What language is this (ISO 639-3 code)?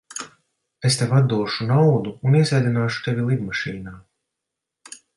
lav